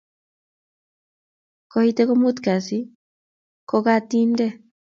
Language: Kalenjin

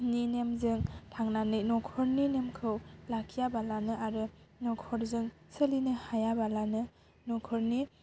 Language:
Bodo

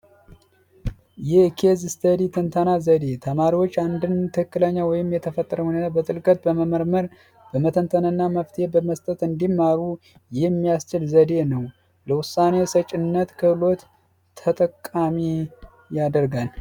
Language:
Amharic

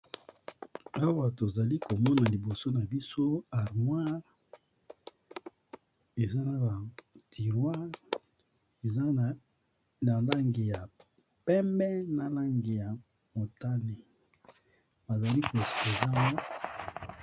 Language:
Lingala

